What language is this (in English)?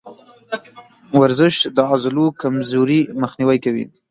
Pashto